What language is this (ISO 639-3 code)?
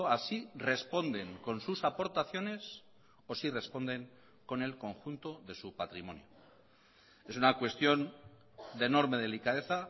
spa